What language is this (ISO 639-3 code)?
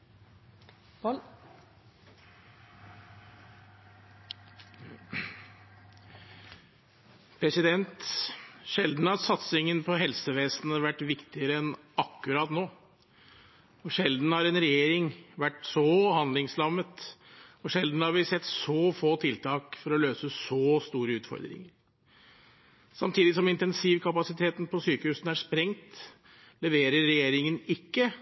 nor